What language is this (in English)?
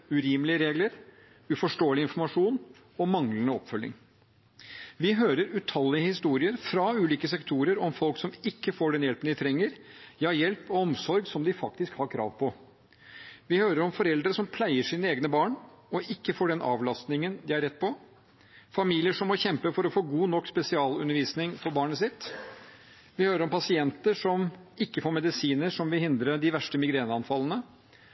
Norwegian Bokmål